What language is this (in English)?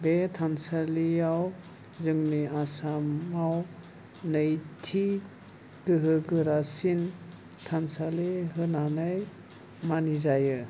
Bodo